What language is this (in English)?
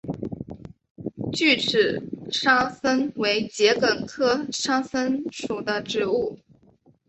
Chinese